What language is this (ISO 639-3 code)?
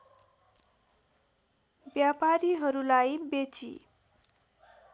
nep